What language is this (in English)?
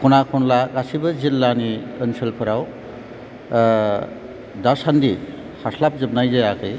Bodo